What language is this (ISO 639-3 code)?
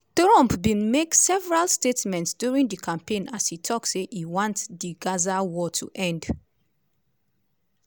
pcm